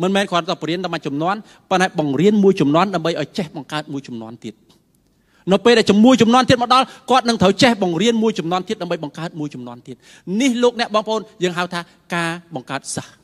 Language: Thai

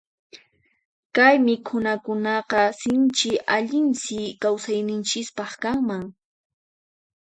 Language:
Puno Quechua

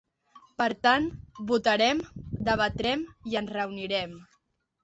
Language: Catalan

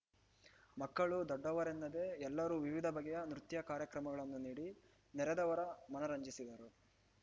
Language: Kannada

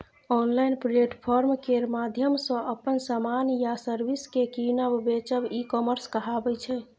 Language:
Maithili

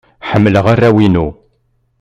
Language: Kabyle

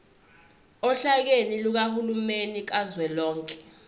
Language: Zulu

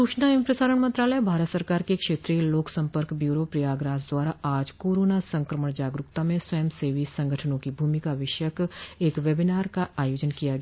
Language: Hindi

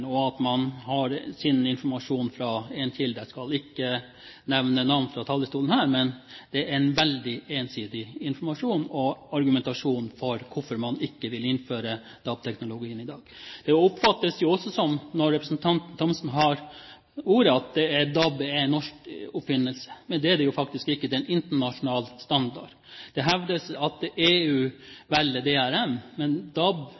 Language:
Norwegian Bokmål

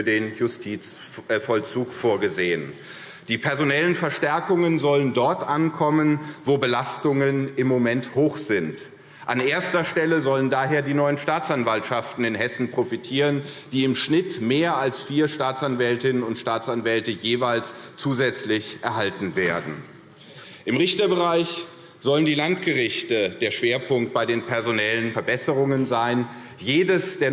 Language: German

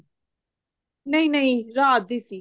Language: Punjabi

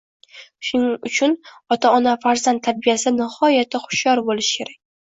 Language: Uzbek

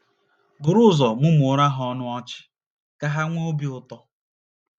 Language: Igbo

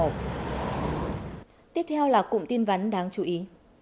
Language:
Vietnamese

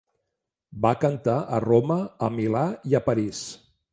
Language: Catalan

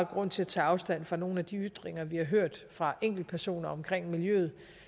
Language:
Danish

